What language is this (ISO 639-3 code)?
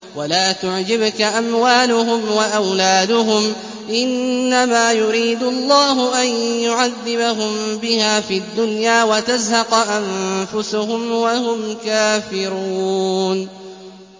ara